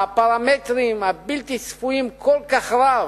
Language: Hebrew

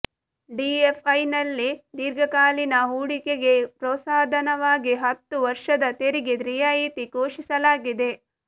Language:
Kannada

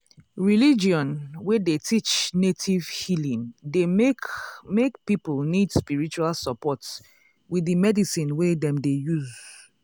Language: Nigerian Pidgin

